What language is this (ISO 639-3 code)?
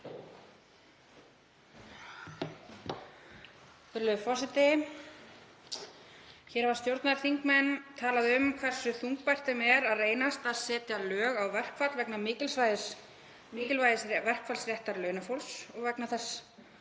isl